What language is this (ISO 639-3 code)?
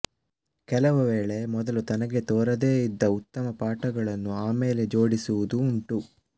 kan